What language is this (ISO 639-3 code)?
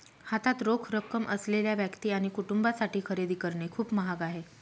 mar